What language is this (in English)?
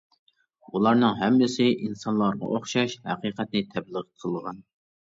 Uyghur